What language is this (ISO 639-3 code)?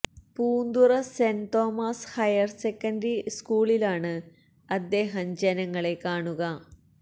mal